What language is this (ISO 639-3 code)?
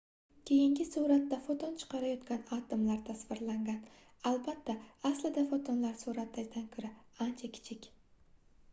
uzb